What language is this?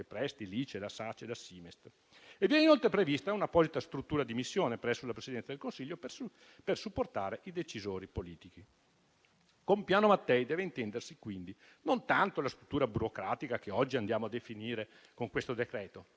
Italian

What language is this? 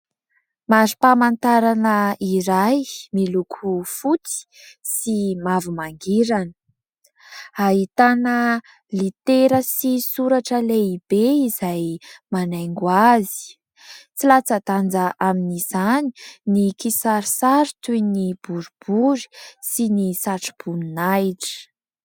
Malagasy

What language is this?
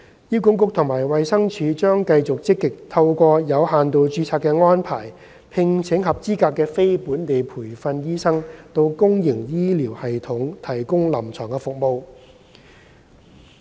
Cantonese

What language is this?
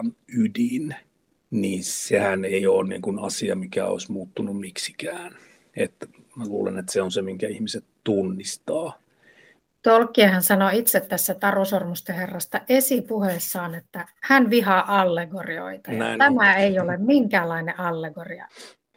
Finnish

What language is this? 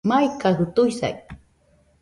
Nüpode Huitoto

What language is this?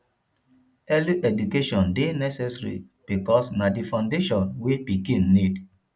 Nigerian Pidgin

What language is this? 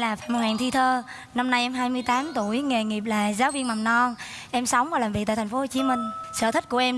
Vietnamese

